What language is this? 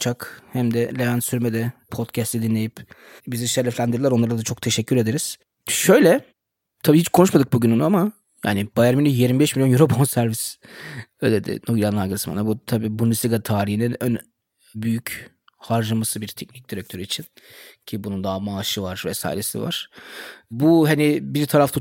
Turkish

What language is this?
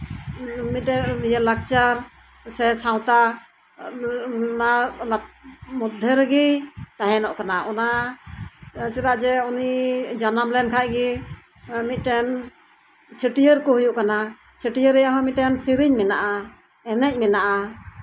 Santali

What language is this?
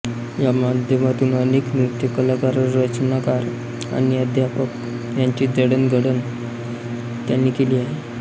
Marathi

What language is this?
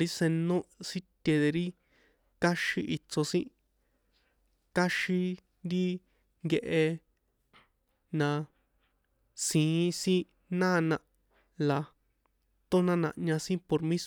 San Juan Atzingo Popoloca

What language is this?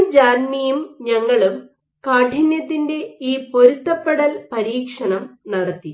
Malayalam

